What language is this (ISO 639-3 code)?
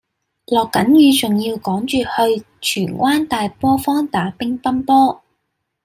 yue